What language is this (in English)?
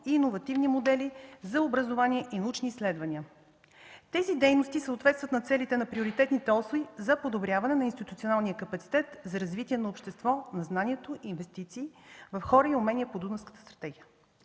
Bulgarian